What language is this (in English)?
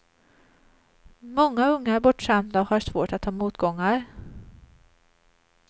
Swedish